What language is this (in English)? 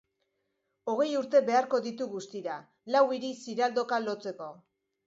Basque